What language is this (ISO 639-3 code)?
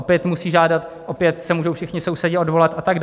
ces